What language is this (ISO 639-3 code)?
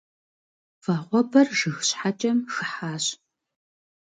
kbd